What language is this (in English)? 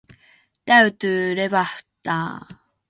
Finnish